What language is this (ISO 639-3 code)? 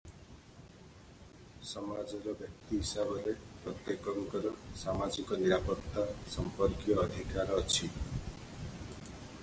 ori